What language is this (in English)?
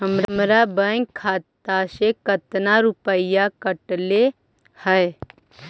Magahi